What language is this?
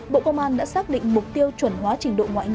Vietnamese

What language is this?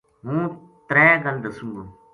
Gujari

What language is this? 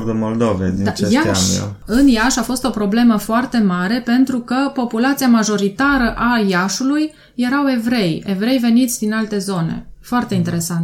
Romanian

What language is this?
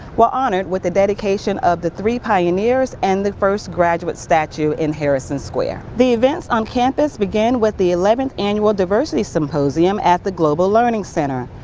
English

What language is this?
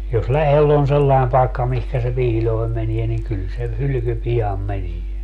Finnish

